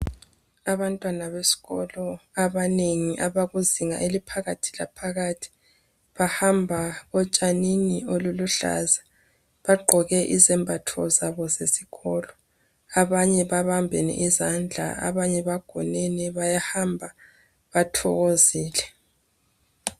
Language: North Ndebele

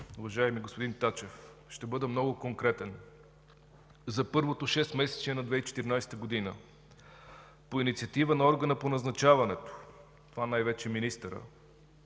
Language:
Bulgarian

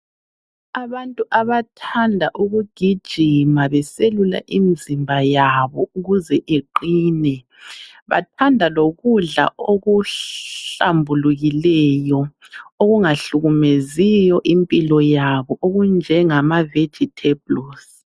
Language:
North Ndebele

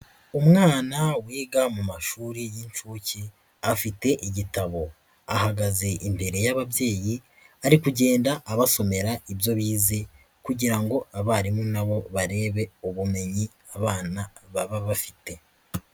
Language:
Kinyarwanda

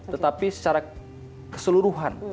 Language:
Indonesian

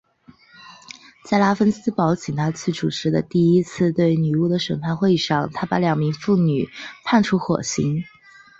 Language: Chinese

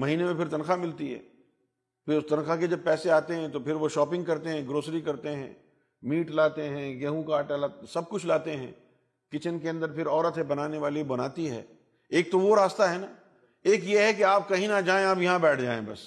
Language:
Urdu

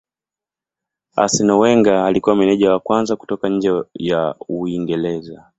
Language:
Swahili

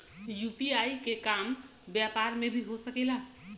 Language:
Bhojpuri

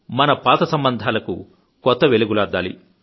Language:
Telugu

